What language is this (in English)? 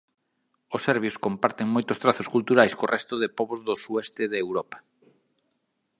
Galician